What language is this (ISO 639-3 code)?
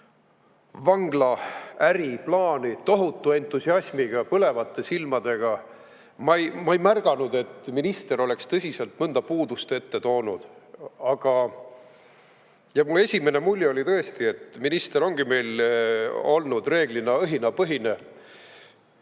est